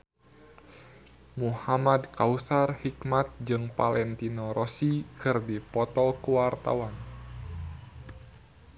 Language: Sundanese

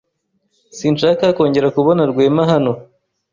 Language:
Kinyarwanda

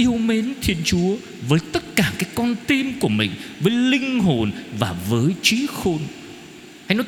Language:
Vietnamese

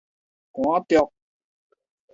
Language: Min Nan Chinese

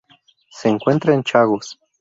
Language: Spanish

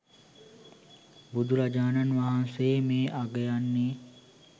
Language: Sinhala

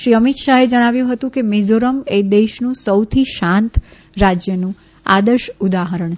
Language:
Gujarati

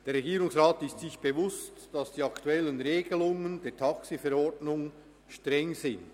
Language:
Swiss German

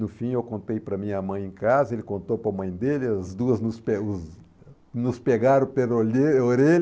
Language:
Portuguese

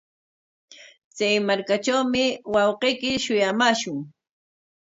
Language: Corongo Ancash Quechua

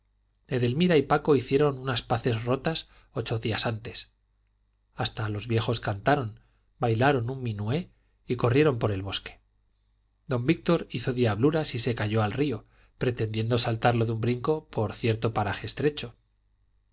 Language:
Spanish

